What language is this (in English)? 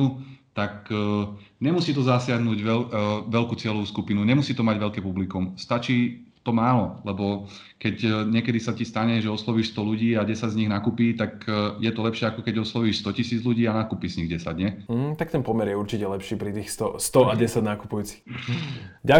Slovak